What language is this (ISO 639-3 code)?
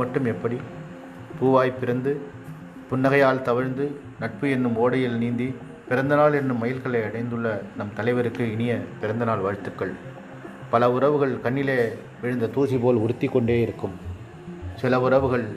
tam